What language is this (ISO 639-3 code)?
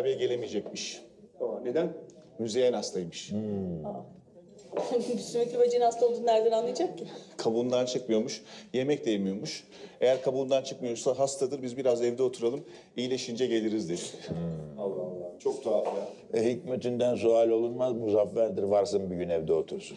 tur